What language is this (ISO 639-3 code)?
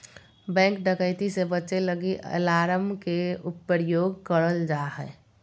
mag